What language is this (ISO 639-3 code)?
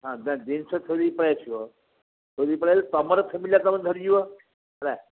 ori